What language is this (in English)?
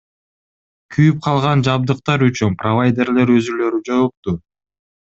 Kyrgyz